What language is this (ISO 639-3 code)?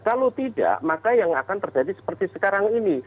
ind